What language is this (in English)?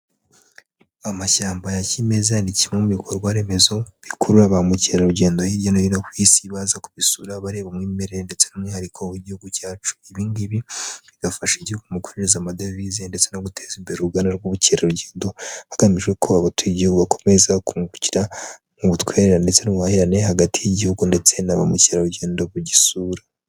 Kinyarwanda